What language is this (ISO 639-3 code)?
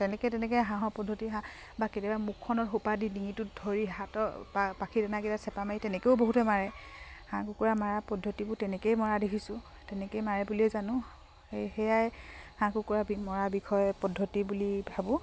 asm